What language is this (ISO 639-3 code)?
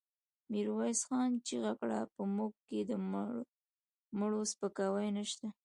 pus